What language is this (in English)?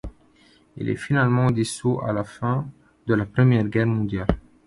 French